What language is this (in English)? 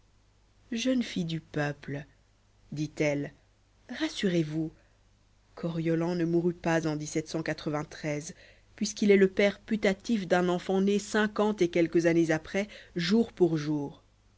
French